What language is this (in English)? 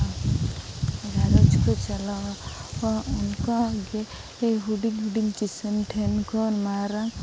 Santali